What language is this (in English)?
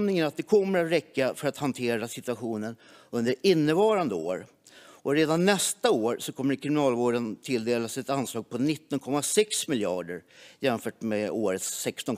Swedish